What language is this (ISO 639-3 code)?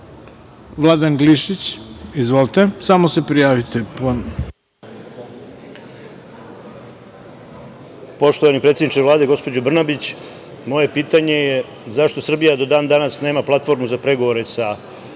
srp